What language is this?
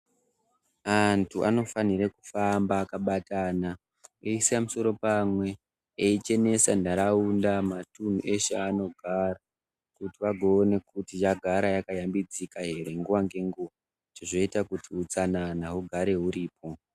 Ndau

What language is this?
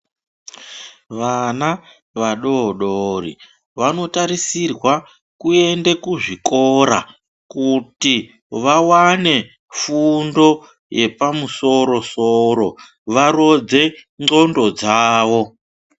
Ndau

